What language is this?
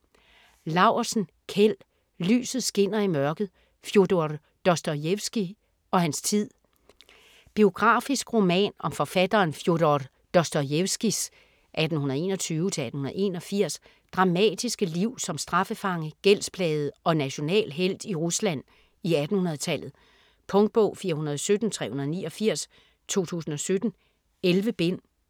Danish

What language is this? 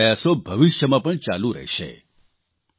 Gujarati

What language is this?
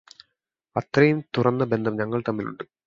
Malayalam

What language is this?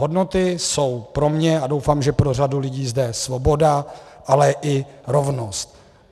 Czech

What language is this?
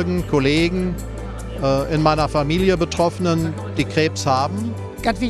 German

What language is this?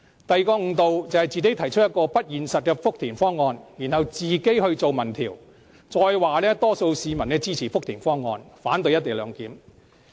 Cantonese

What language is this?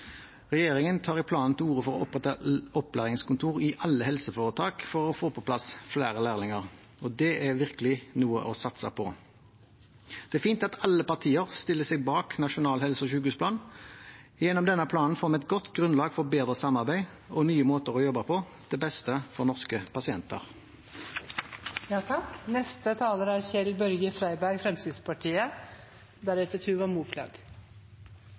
Norwegian Bokmål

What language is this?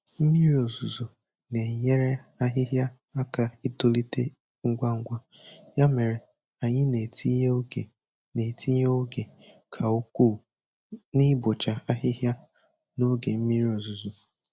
Igbo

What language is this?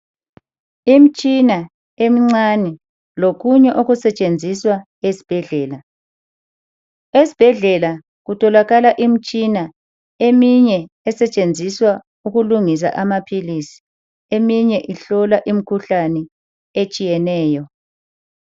North Ndebele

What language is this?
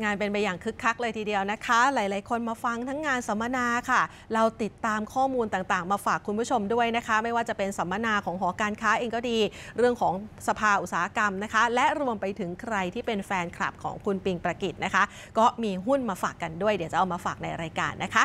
Thai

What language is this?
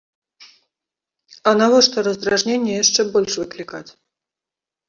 Belarusian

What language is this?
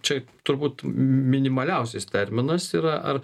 Lithuanian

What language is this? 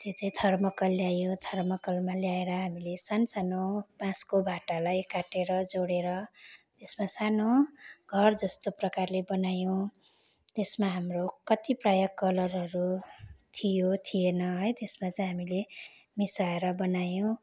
Nepali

